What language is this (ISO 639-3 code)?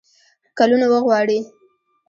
pus